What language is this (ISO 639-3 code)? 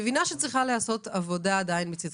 heb